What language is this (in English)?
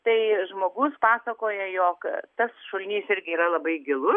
Lithuanian